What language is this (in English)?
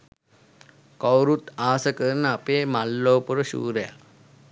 Sinhala